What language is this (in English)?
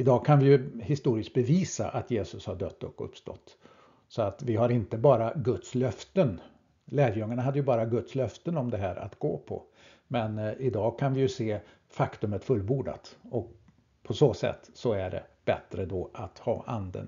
Swedish